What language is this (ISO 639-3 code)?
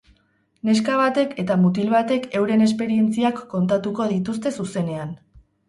eus